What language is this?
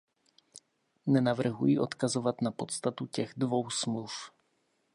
Czech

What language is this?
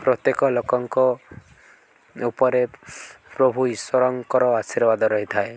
Odia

